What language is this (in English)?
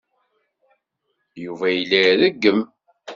Kabyle